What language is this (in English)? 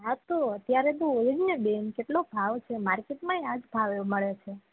Gujarati